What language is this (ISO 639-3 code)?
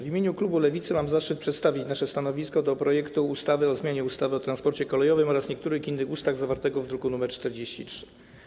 pol